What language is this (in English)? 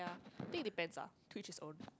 English